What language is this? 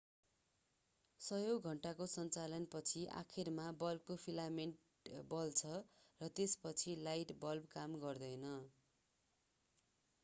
Nepali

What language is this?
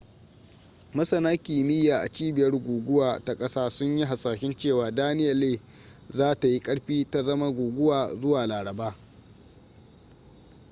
Hausa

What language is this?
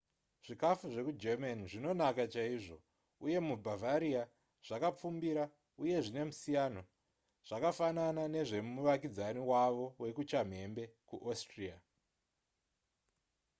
Shona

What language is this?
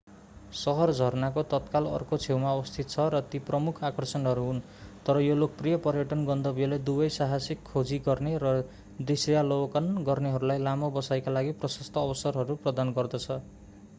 Nepali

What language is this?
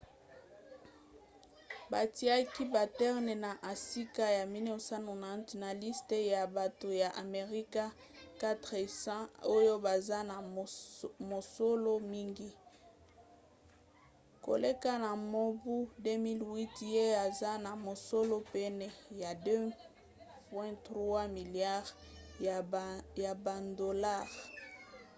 Lingala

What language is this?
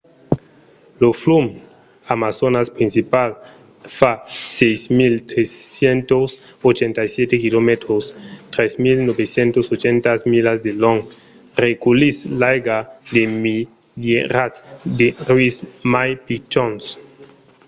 Occitan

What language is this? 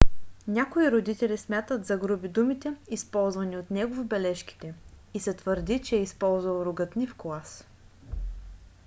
Bulgarian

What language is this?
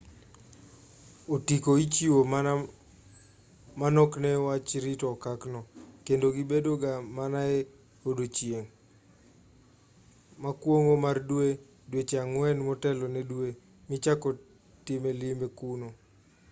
Luo (Kenya and Tanzania)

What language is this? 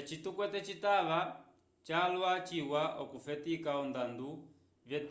Umbundu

